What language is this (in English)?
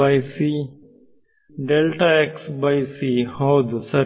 Kannada